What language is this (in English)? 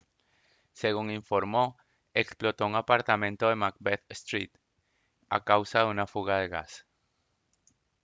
Spanish